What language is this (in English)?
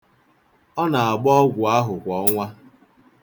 Igbo